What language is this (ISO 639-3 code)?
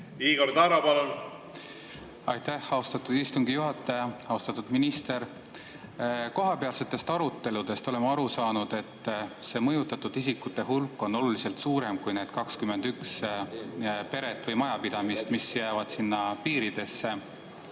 est